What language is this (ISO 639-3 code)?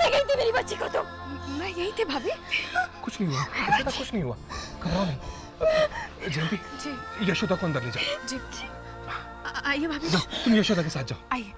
hin